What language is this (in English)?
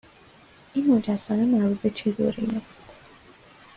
Persian